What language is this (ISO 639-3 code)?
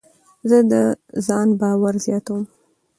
pus